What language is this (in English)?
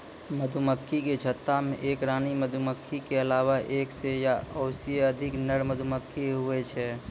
Maithili